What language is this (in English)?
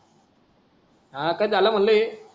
Marathi